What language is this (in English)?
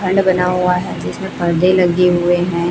Hindi